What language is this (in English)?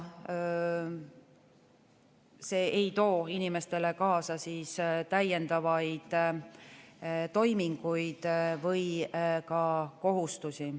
Estonian